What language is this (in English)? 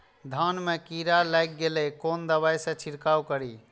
Maithili